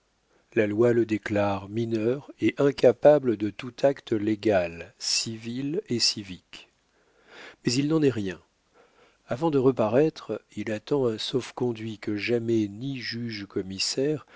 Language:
French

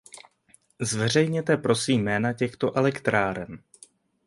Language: Czech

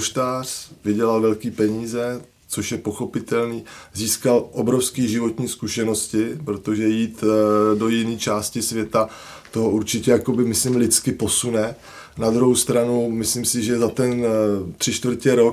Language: Czech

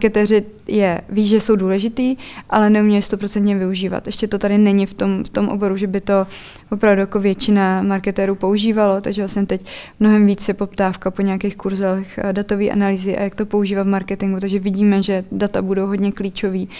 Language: Czech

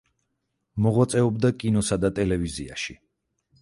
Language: Georgian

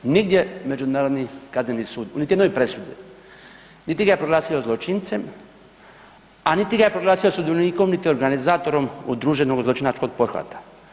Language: Croatian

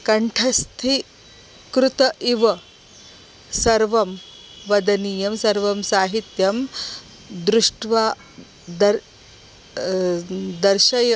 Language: Sanskrit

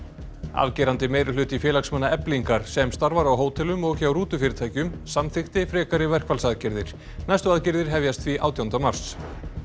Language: Icelandic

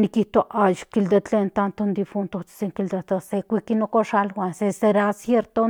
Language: Central Nahuatl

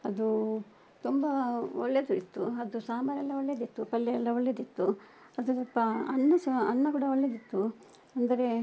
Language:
Kannada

